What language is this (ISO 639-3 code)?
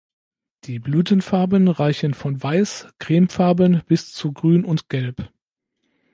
deu